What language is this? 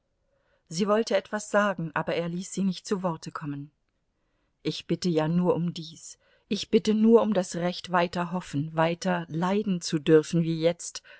German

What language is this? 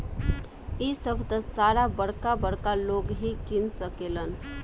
Bhojpuri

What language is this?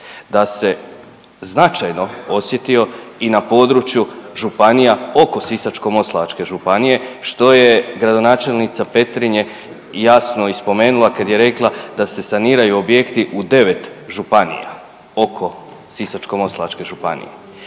Croatian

